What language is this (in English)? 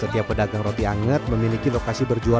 Indonesian